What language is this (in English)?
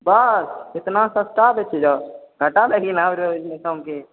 Maithili